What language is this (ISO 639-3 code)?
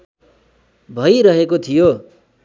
nep